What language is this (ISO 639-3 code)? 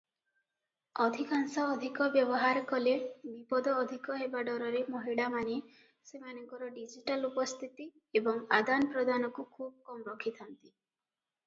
ori